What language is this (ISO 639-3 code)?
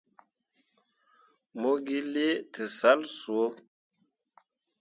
mua